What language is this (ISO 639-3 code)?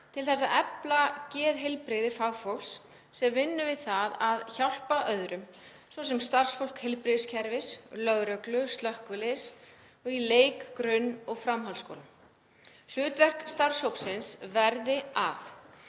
isl